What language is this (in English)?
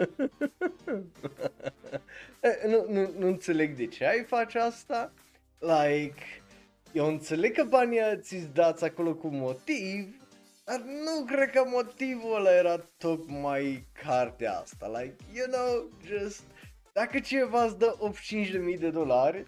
Romanian